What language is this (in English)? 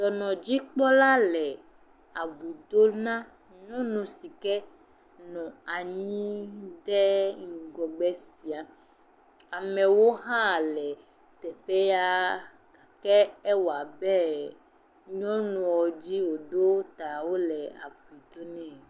Ewe